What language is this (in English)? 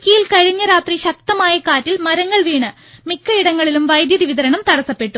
Malayalam